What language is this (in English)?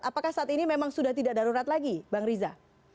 Indonesian